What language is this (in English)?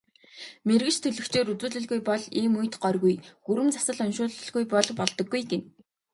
Mongolian